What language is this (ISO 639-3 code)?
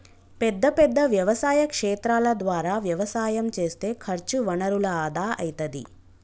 tel